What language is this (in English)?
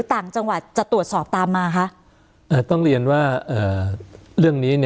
Thai